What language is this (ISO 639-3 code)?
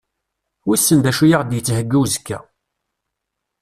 kab